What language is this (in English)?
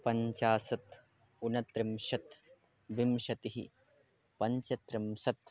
Sanskrit